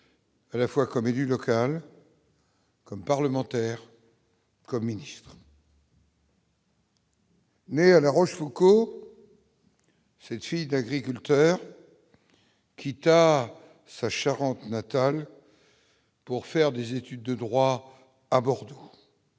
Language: French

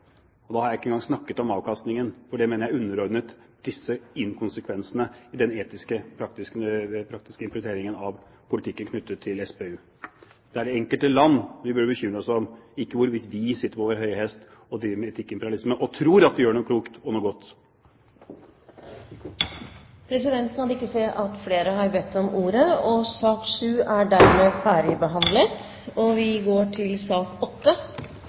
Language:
Norwegian Bokmål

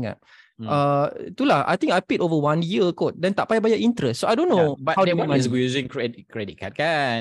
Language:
Malay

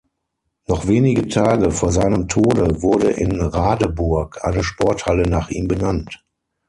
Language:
German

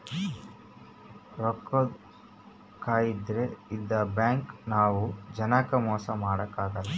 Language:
Kannada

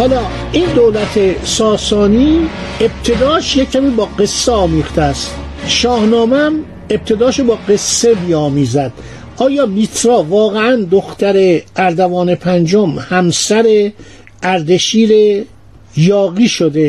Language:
Persian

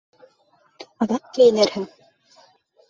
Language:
Bashkir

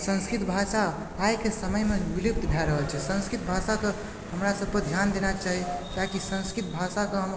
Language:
Maithili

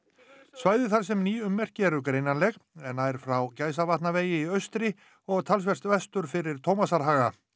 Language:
Icelandic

